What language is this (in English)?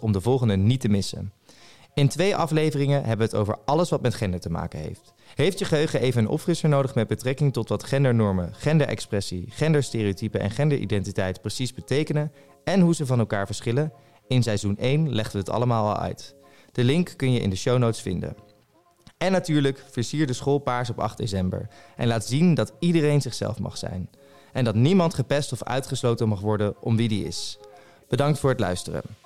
Dutch